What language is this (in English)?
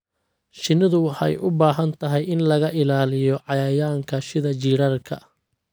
Somali